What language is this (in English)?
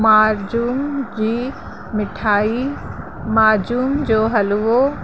Sindhi